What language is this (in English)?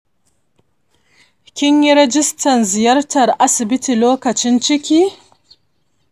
Hausa